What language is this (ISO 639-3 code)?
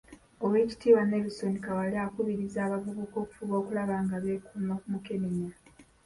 lug